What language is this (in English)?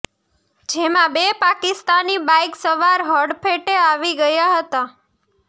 Gujarati